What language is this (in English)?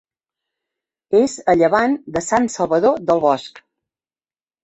Catalan